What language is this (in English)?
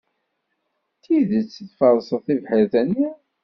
Kabyle